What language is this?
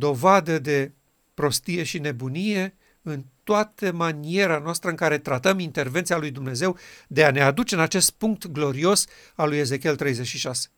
Romanian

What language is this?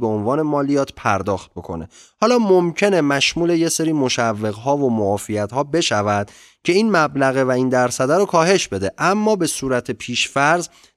Persian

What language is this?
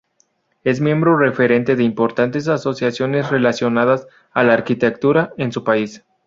Spanish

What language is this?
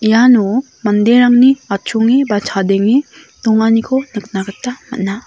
Garo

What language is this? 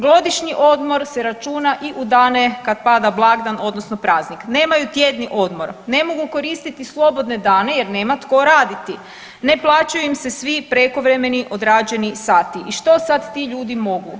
Croatian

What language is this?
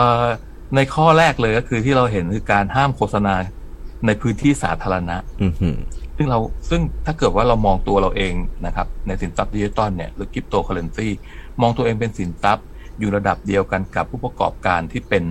Thai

